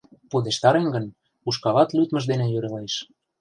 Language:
Mari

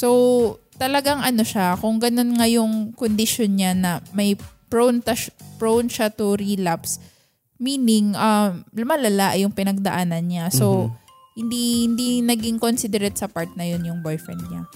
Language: Filipino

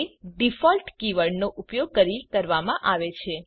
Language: Gujarati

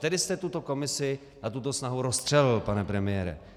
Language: Czech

